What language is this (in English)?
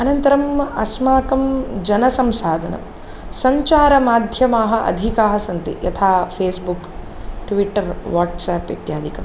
Sanskrit